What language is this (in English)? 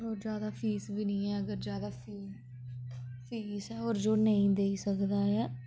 Dogri